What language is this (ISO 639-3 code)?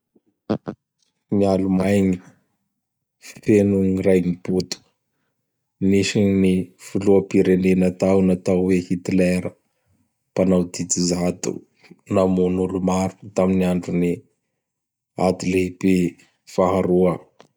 bhr